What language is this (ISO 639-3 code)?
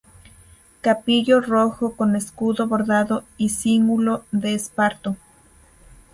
spa